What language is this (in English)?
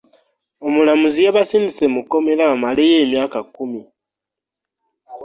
Ganda